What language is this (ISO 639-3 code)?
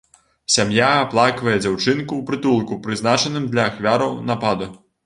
bel